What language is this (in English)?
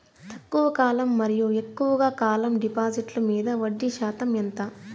Telugu